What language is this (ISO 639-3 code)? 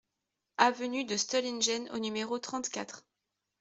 fra